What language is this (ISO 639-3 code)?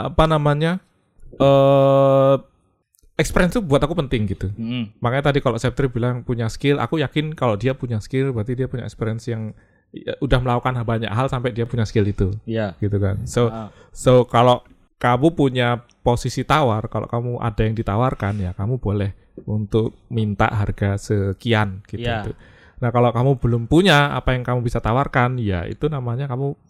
ind